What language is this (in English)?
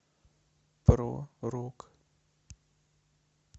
Russian